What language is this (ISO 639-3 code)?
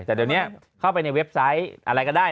tha